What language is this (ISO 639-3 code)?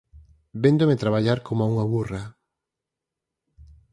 glg